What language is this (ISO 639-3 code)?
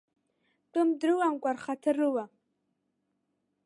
abk